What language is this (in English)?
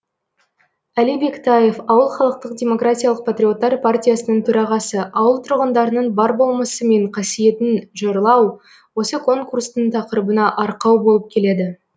Kazakh